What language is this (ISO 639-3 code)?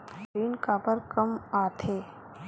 hne